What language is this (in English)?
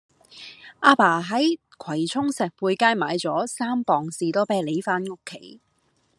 Cantonese